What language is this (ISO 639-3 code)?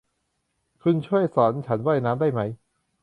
tha